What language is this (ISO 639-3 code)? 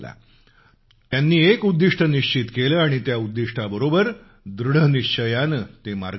mar